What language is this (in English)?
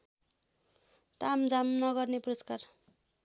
Nepali